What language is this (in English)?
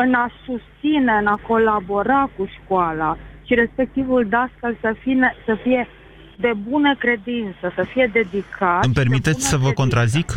Romanian